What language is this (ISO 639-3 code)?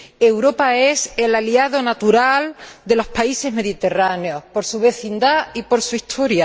spa